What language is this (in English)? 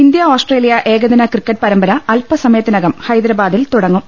Malayalam